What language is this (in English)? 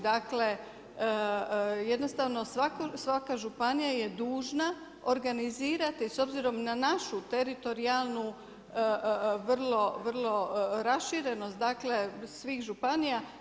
Croatian